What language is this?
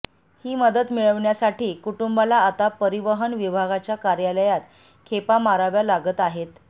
Marathi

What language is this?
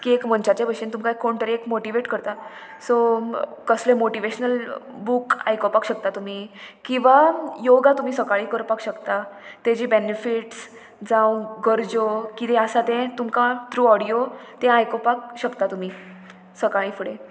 Konkani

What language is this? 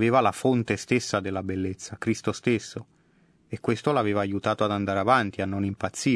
Italian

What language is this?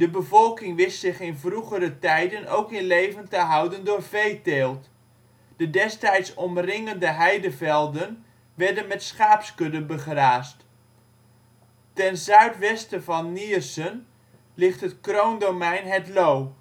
Dutch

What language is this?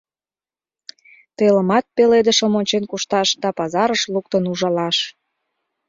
Mari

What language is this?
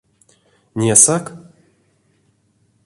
Erzya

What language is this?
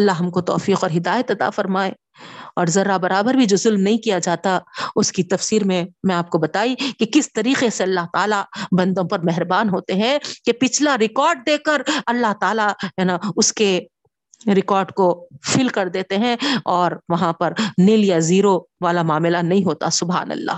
Urdu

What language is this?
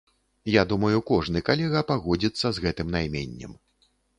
Belarusian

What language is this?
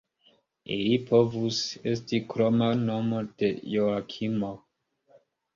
Esperanto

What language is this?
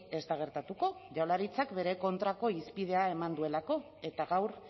Basque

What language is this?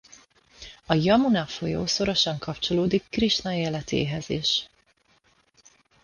Hungarian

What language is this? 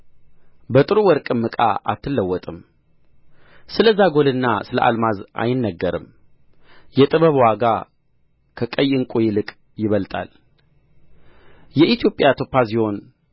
Amharic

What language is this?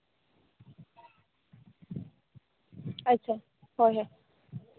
Santali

